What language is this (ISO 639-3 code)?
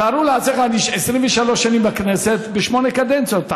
heb